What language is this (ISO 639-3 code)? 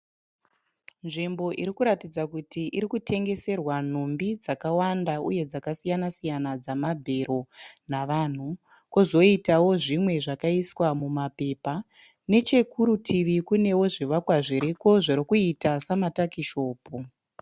sna